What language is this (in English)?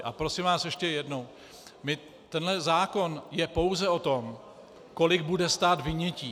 Czech